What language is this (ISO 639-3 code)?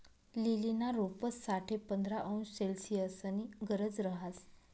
mar